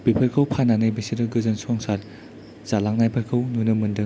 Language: Bodo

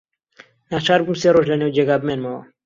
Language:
Central Kurdish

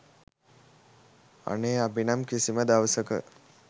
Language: Sinhala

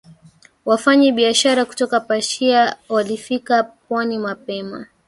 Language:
Swahili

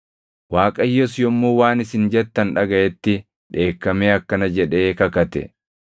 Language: Oromo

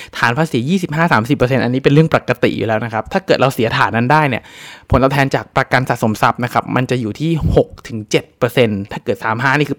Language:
Thai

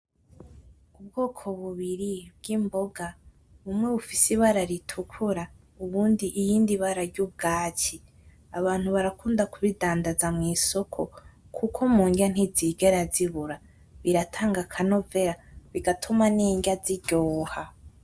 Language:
Rundi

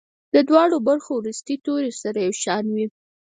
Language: Pashto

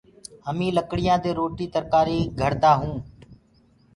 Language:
Gurgula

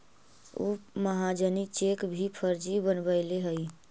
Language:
Magahi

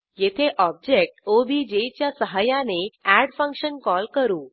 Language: Marathi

